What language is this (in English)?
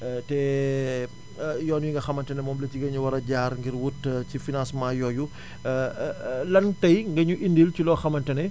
Wolof